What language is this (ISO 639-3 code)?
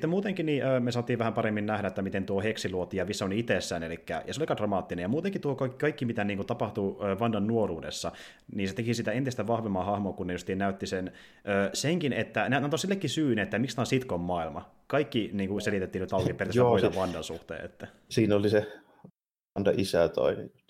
fin